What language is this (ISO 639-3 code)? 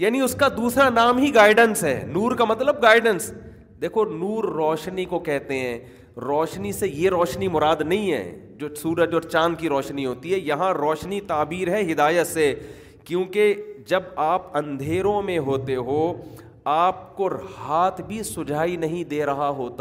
urd